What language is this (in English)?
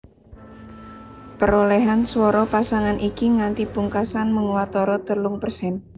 Javanese